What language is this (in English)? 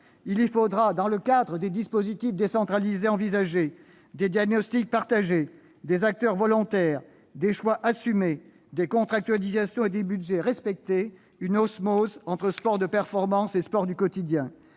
French